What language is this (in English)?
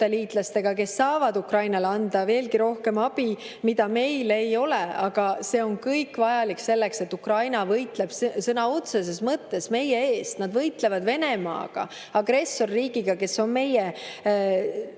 Estonian